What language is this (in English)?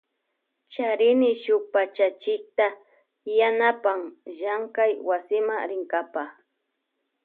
Loja Highland Quichua